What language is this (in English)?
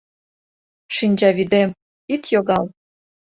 Mari